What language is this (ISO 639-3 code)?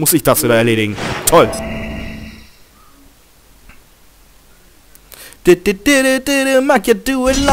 deu